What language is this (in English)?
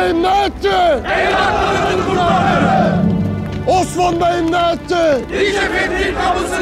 Turkish